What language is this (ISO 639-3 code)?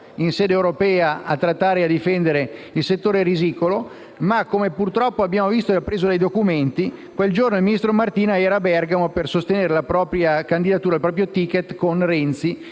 ita